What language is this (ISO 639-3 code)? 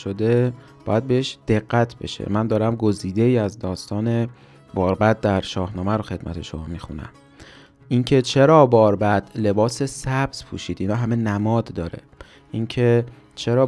fas